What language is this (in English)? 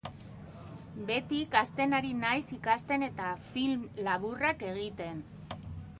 Basque